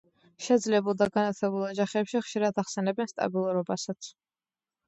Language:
Georgian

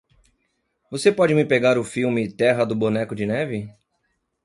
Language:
Portuguese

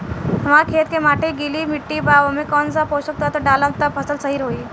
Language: Bhojpuri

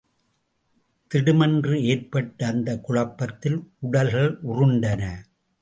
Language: Tamil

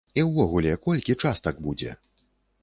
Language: Belarusian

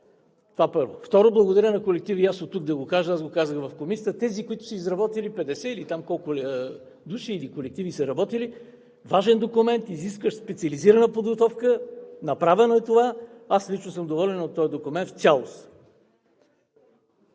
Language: Bulgarian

